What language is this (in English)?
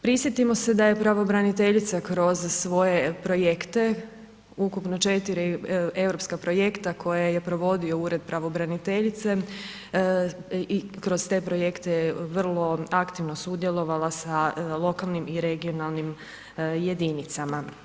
Croatian